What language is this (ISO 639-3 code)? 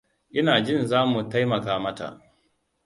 hau